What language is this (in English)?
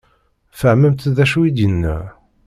Kabyle